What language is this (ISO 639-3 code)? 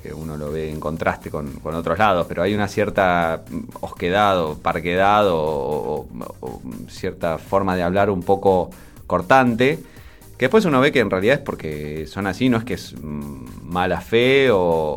spa